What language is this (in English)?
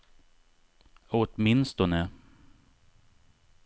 Swedish